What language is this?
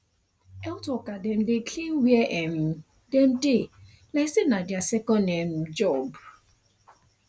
Nigerian Pidgin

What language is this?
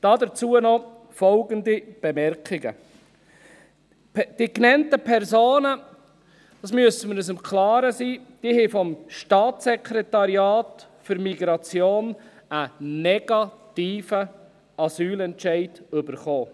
Swiss German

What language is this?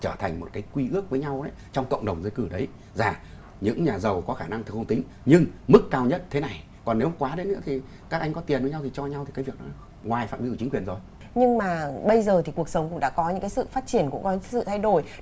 Vietnamese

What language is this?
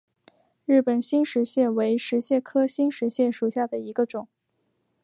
Chinese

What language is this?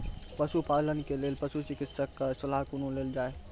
Maithili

